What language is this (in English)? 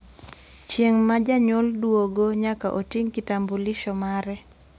Luo (Kenya and Tanzania)